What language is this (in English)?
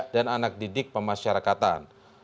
Indonesian